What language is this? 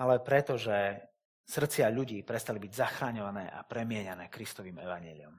Slovak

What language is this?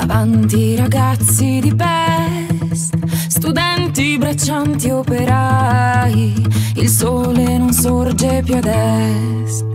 Italian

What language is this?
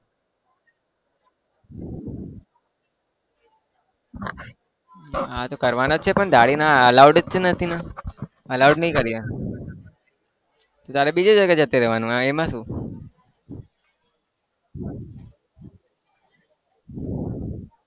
Gujarati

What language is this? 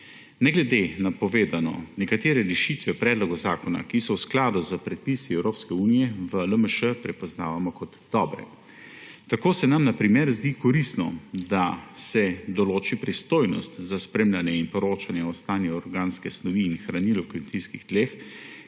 Slovenian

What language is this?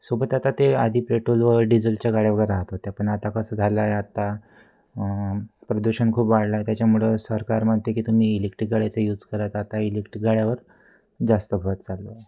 Marathi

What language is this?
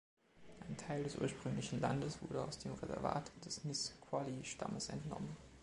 German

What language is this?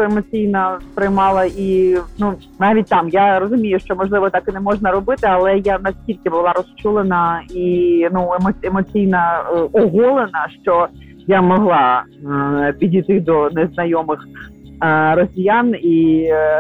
Ukrainian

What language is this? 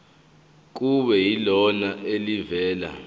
Zulu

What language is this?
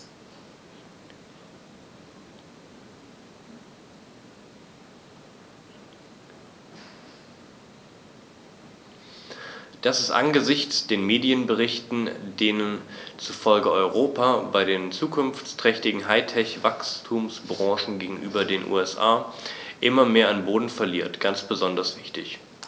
German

